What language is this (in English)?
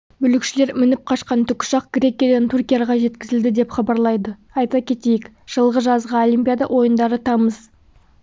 Kazakh